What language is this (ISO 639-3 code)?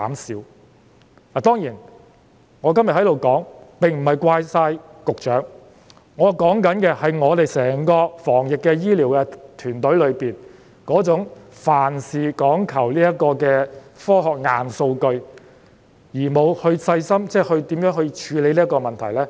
yue